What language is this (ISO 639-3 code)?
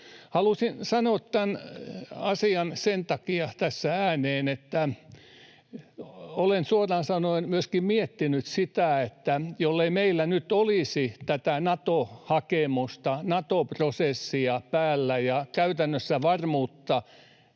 fin